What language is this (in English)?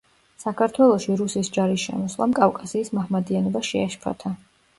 Georgian